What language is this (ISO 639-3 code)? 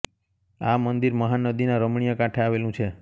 guj